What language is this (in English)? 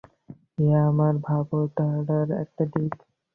Bangla